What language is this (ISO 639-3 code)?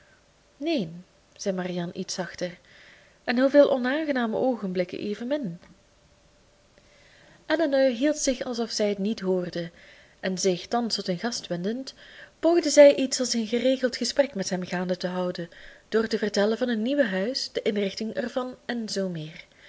nld